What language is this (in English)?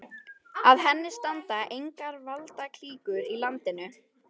Icelandic